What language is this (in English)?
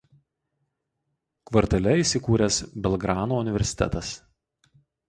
Lithuanian